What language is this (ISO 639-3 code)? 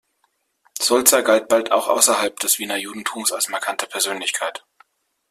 deu